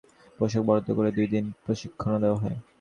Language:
Bangla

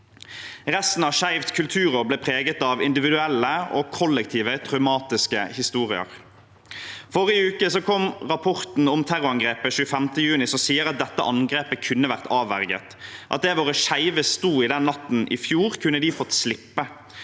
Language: Norwegian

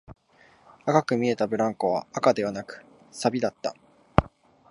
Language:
Japanese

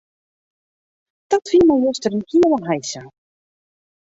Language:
Western Frisian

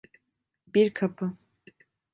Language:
Turkish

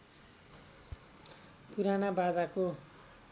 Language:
Nepali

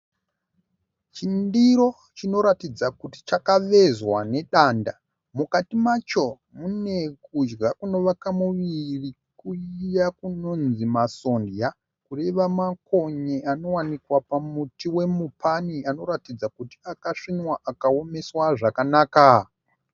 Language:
Shona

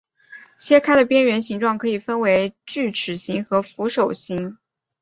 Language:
Chinese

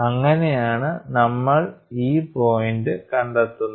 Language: Malayalam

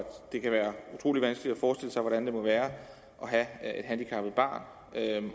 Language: Danish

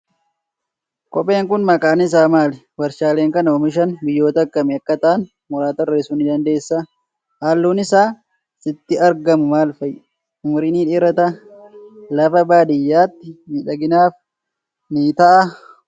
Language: Oromo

